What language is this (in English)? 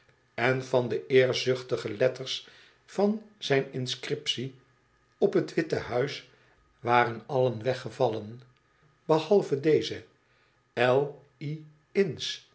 Dutch